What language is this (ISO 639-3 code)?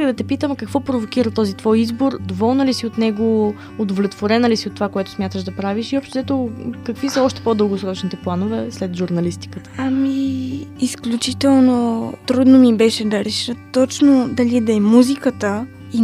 bul